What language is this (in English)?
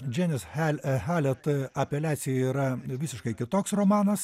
Lithuanian